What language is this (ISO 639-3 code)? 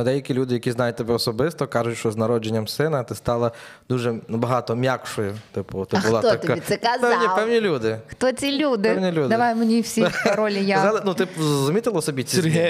ukr